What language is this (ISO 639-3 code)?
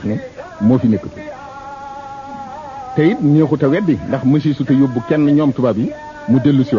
ara